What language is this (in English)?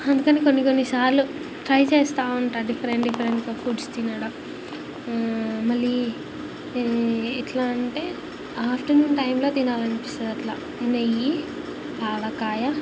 Telugu